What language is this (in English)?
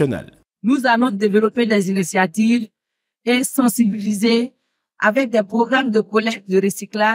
French